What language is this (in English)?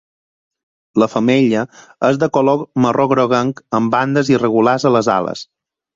Catalan